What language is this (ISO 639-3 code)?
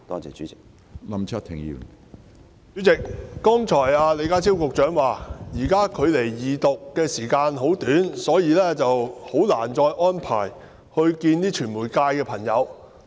yue